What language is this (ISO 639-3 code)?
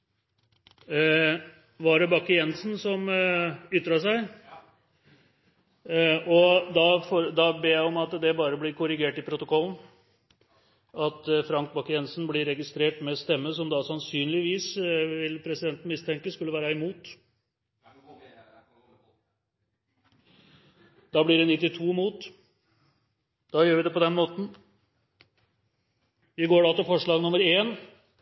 nno